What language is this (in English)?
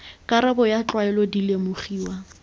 Tswana